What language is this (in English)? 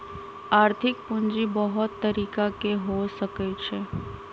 Magahi